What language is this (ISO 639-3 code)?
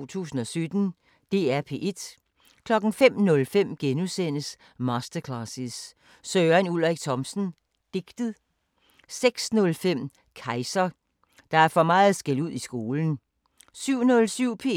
dan